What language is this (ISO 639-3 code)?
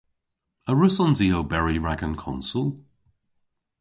cor